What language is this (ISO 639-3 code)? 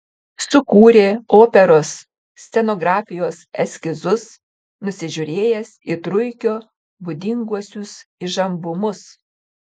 lit